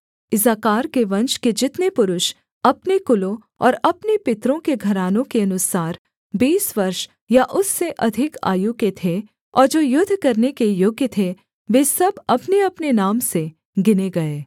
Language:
Hindi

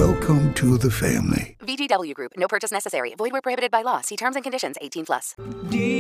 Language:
Malay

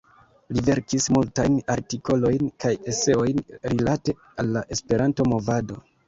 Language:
Esperanto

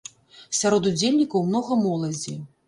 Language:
Belarusian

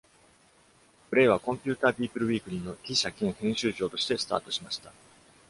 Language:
Japanese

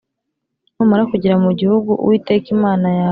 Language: Kinyarwanda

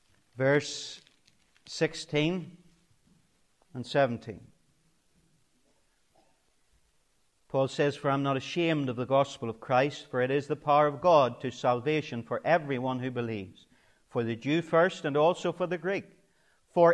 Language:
English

